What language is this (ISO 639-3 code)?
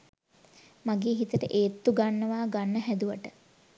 sin